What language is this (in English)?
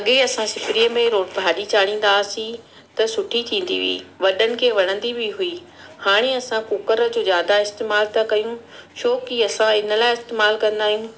Sindhi